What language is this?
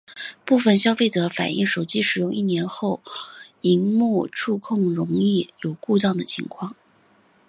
Chinese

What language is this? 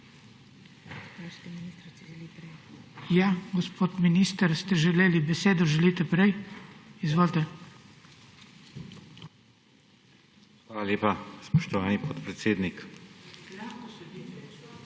Slovenian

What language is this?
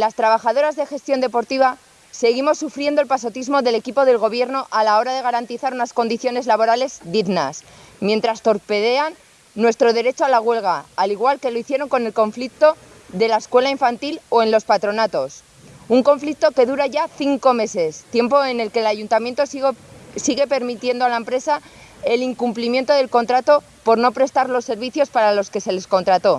Spanish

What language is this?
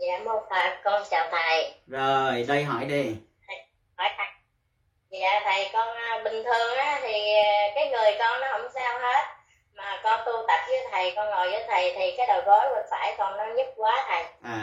Vietnamese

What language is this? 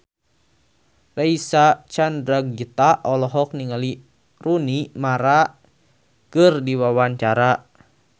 Sundanese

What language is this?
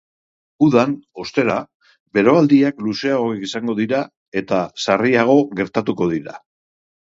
Basque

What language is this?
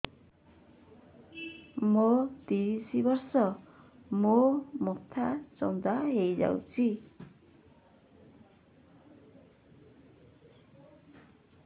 Odia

